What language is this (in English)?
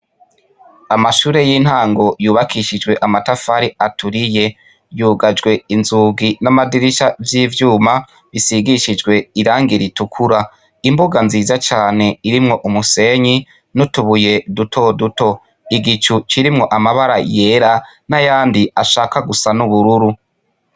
Rundi